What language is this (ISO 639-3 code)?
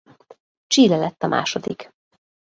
hun